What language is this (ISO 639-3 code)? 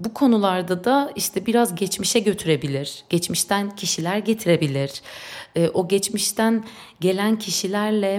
tur